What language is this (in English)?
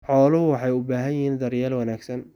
Somali